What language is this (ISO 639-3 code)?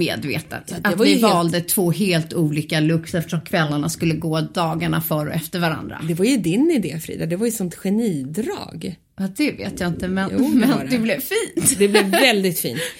swe